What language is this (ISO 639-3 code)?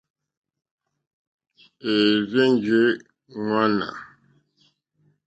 bri